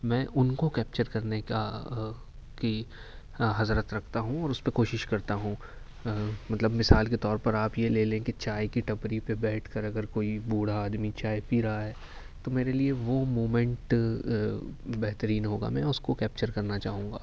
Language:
Urdu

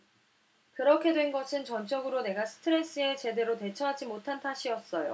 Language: Korean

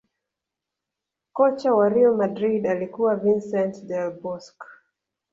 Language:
Swahili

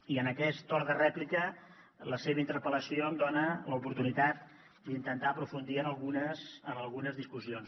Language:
Catalan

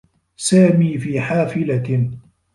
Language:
Arabic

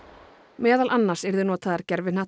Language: Icelandic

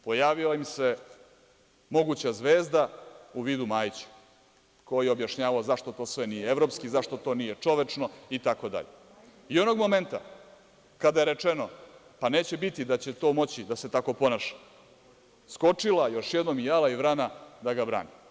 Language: Serbian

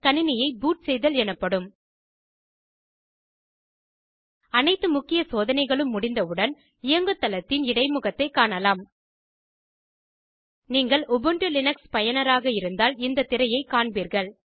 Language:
Tamil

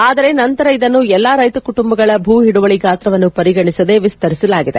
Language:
Kannada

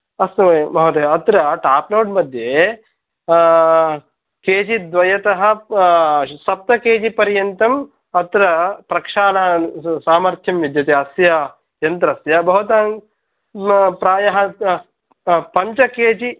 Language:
Sanskrit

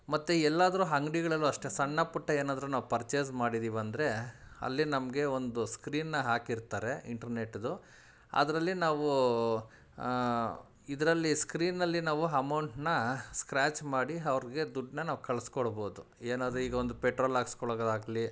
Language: Kannada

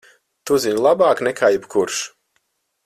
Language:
Latvian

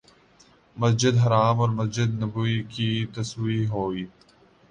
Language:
Urdu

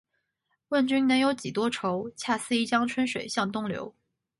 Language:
Chinese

